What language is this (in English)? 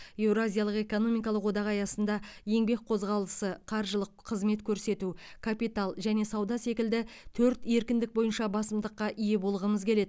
Kazakh